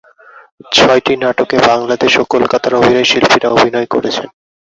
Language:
Bangla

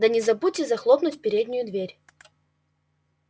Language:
Russian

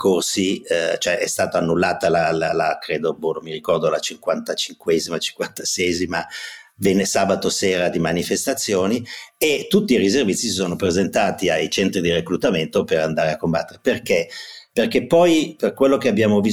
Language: Italian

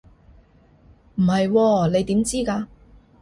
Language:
Cantonese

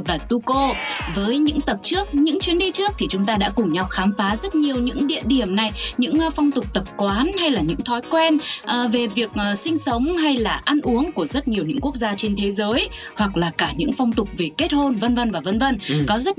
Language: Vietnamese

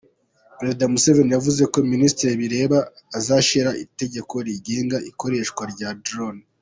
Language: Kinyarwanda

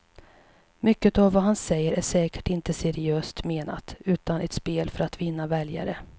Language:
Swedish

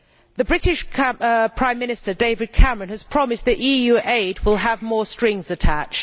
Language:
English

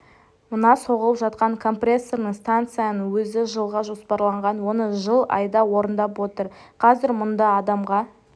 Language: Kazakh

